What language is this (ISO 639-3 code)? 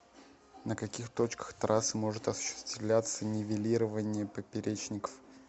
rus